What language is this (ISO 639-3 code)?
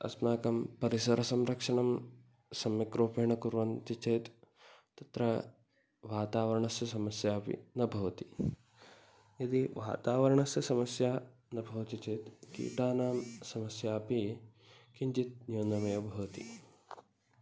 san